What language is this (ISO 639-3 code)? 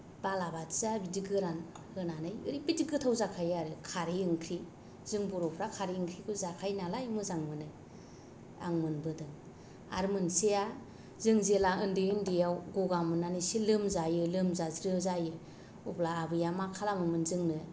brx